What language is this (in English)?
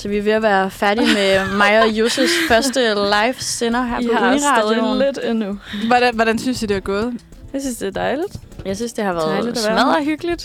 Danish